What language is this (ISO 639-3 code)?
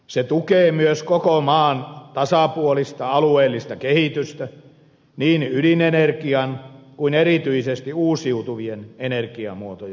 fin